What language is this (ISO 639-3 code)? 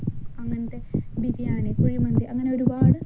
mal